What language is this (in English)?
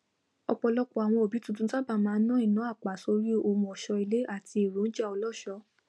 Yoruba